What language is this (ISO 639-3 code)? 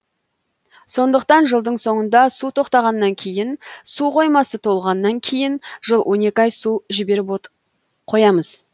kaz